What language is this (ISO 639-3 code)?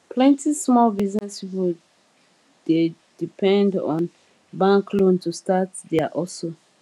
pcm